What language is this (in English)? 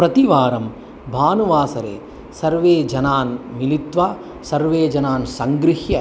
Sanskrit